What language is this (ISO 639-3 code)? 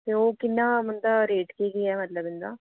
doi